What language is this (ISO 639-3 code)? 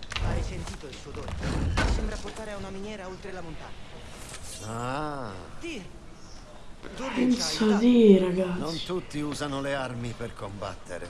ita